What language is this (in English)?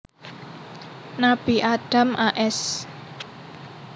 Javanese